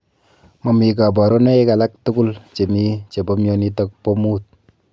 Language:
Kalenjin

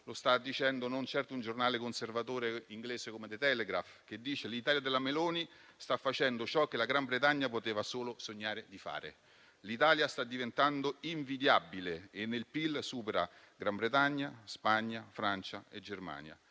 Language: Italian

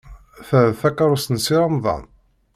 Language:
Kabyle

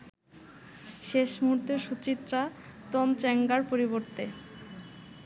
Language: Bangla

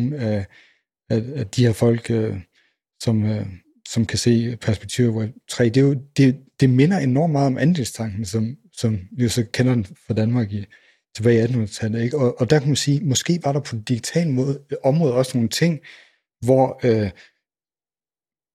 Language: Danish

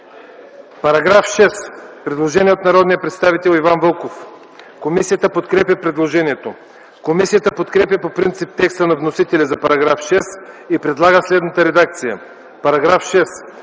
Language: Bulgarian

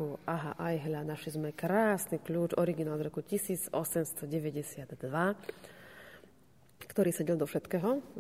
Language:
Slovak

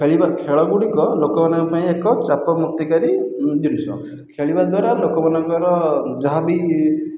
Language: Odia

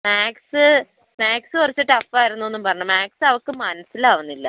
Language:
Malayalam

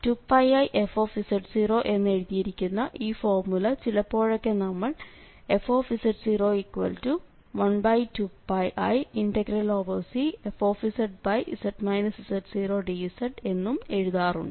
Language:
Malayalam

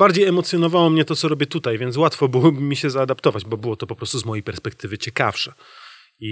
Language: Polish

